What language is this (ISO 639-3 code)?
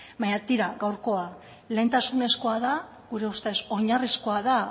eus